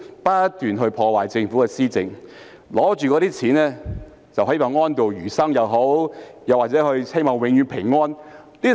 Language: Cantonese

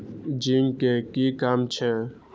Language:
Maithili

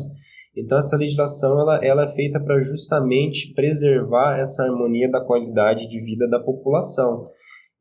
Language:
Portuguese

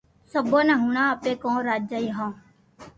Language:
Loarki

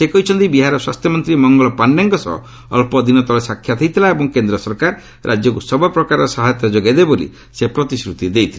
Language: Odia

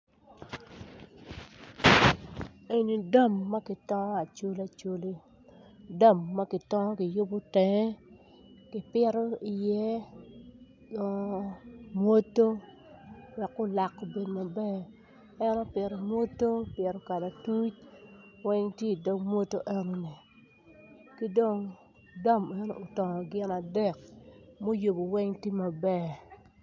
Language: Acoli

